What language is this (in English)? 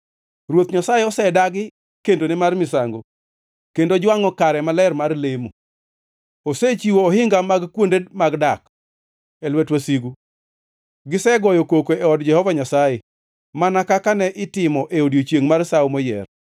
Luo (Kenya and Tanzania)